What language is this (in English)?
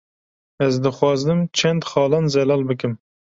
Kurdish